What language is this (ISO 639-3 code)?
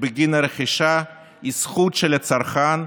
heb